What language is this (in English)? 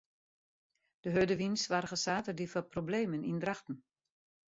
Western Frisian